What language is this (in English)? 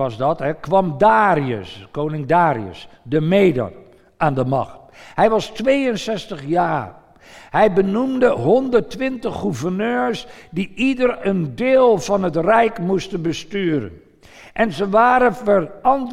Dutch